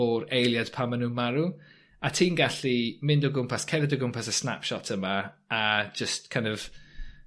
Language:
Welsh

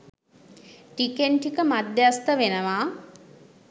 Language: Sinhala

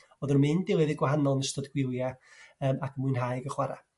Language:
Welsh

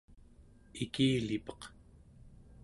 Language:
Central Yupik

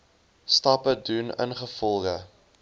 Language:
Afrikaans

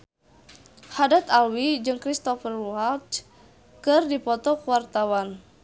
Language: Sundanese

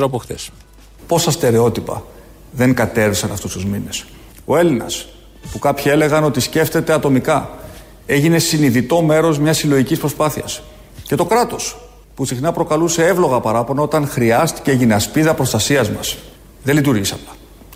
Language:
Greek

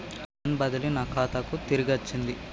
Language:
Telugu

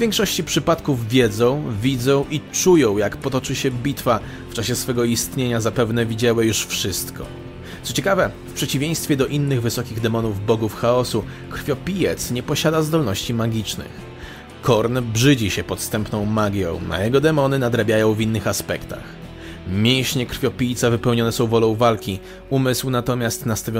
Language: Polish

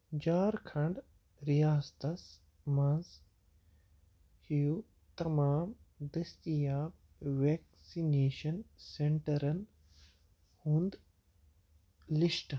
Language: Kashmiri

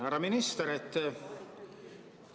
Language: Estonian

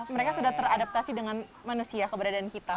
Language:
Indonesian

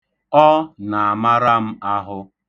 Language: Igbo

